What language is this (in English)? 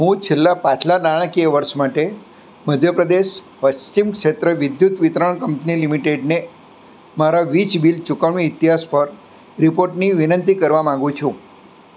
Gujarati